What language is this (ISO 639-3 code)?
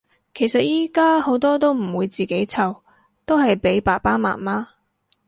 yue